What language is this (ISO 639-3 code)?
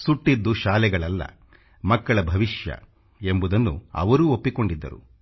kan